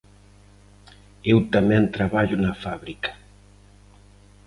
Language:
Galician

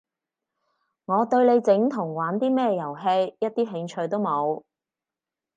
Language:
Cantonese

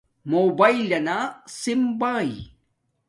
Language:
Domaaki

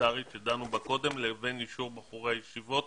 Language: Hebrew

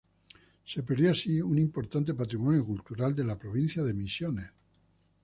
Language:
Spanish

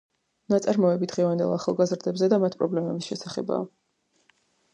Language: Georgian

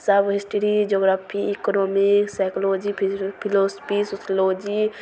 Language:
Maithili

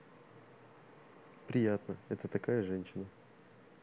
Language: Russian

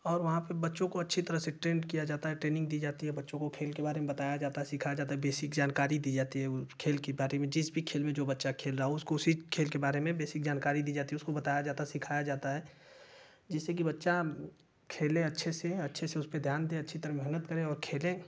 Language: Hindi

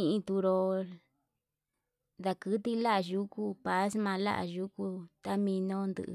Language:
Yutanduchi Mixtec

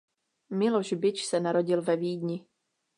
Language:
Czech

